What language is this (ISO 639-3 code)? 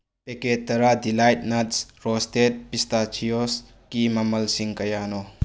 mni